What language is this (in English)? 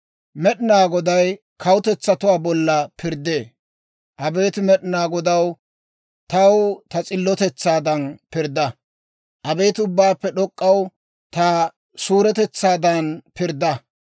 Dawro